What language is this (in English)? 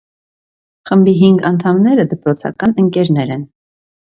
Armenian